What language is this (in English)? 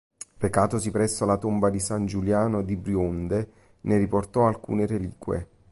Italian